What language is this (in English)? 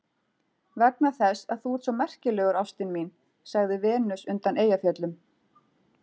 Icelandic